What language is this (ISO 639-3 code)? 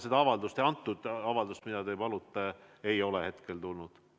est